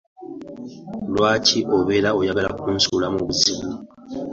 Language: Ganda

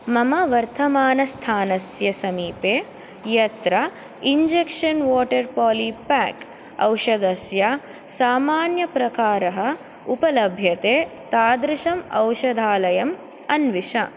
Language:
Sanskrit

